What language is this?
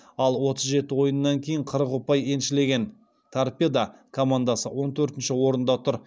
Kazakh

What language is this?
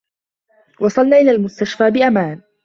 Arabic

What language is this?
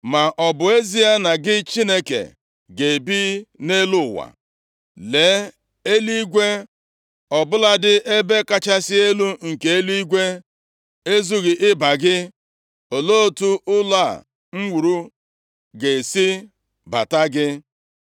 Igbo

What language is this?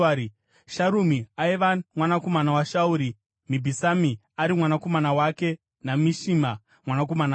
Shona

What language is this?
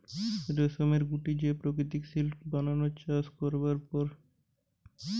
Bangla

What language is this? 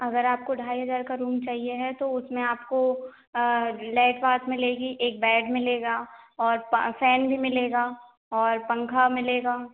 Hindi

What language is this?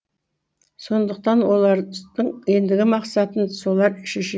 Kazakh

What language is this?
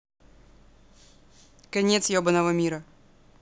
Russian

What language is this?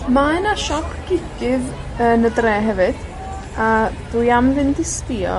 Welsh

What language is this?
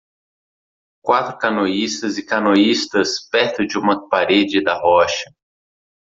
Portuguese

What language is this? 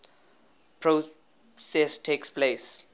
English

